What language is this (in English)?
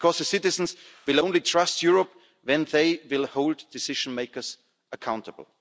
English